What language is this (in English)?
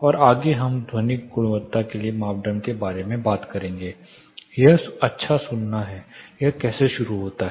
Hindi